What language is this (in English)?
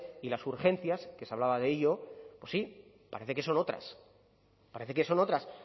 Spanish